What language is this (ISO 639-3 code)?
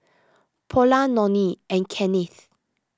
eng